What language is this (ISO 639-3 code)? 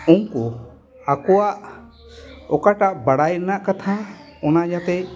sat